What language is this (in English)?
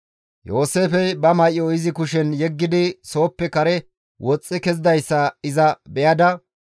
Gamo